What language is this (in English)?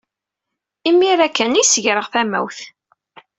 Kabyle